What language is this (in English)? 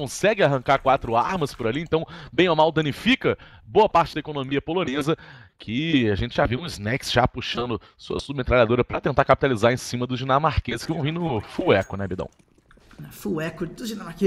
Portuguese